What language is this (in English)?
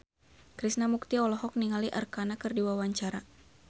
Sundanese